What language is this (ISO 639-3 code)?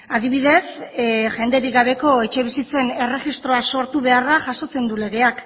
eus